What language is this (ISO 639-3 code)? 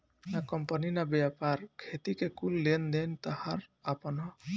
bho